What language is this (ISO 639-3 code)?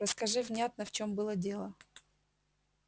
rus